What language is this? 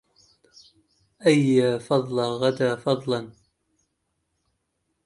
Arabic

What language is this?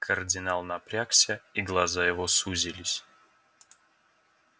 Russian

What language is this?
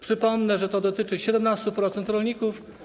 Polish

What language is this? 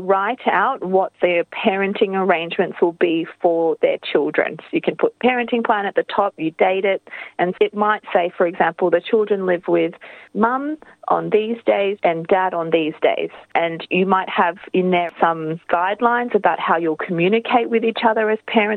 Urdu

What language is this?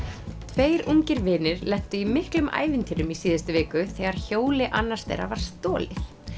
Icelandic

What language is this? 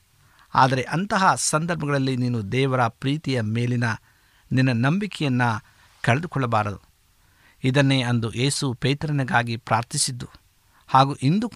Kannada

